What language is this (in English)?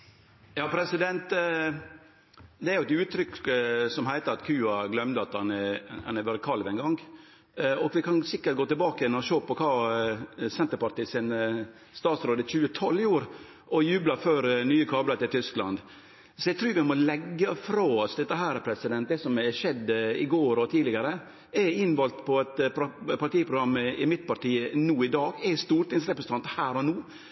Norwegian Nynorsk